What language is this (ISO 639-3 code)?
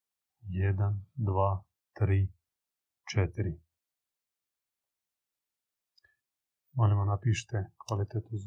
hrv